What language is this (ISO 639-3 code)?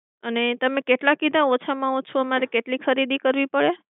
guj